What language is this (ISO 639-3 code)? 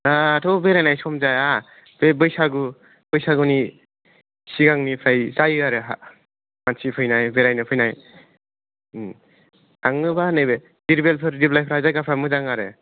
brx